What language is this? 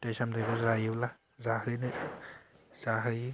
Bodo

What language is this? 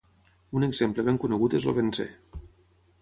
Catalan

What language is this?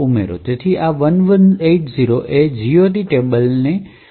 Gujarati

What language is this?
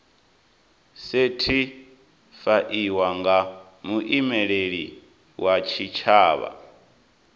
Venda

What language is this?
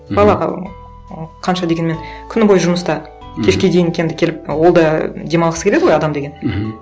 Kazakh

